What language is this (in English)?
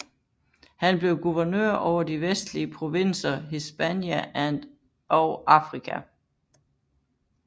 Danish